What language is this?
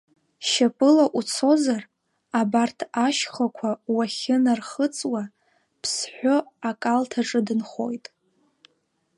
Abkhazian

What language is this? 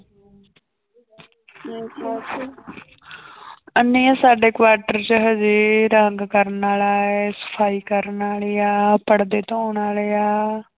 Punjabi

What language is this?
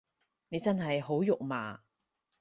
Cantonese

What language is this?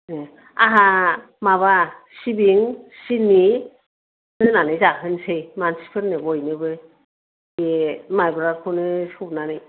Bodo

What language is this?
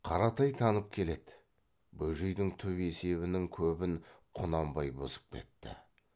Kazakh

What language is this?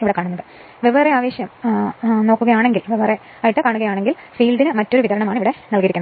Malayalam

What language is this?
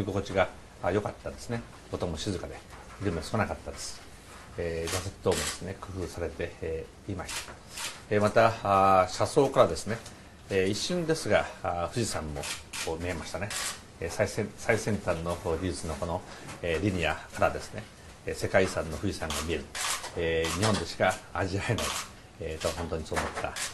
Japanese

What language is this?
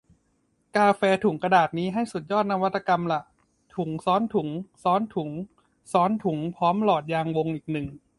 Thai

